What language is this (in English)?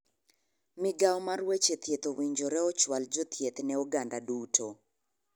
Luo (Kenya and Tanzania)